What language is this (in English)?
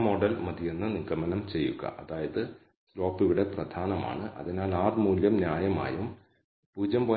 Malayalam